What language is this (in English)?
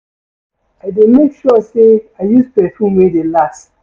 Nigerian Pidgin